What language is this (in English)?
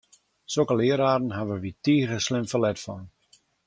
Western Frisian